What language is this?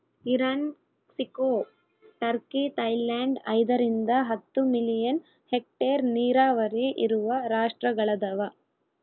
Kannada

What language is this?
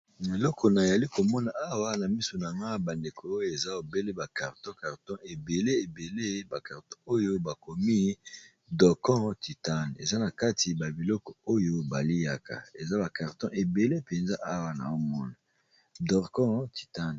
Lingala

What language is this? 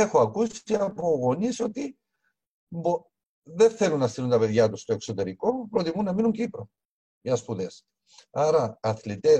Greek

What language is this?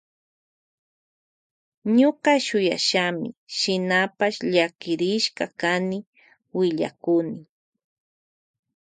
Loja Highland Quichua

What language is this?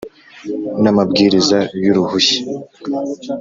Kinyarwanda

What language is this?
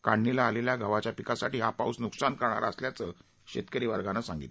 Marathi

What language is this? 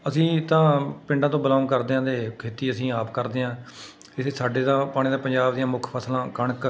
Punjabi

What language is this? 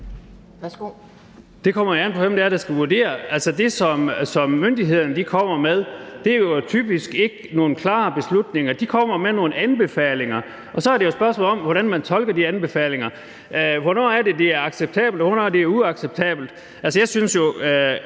Danish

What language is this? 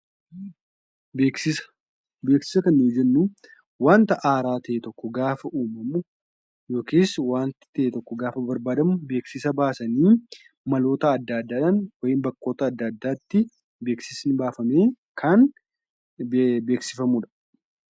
Oromo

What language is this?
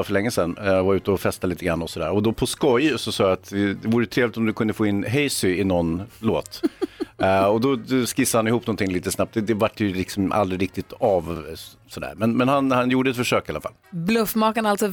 Swedish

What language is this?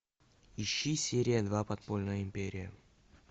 Russian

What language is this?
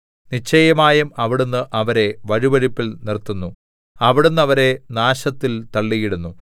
Malayalam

